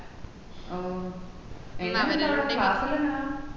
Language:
Malayalam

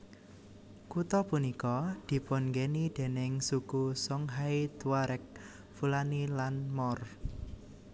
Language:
Javanese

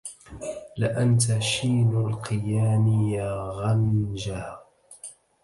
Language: Arabic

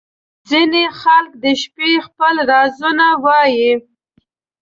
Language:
Pashto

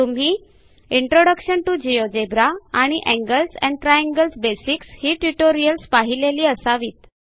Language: Marathi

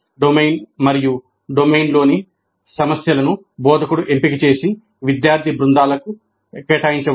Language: Telugu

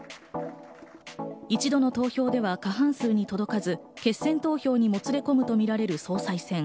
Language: Japanese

